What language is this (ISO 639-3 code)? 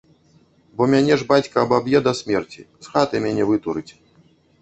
bel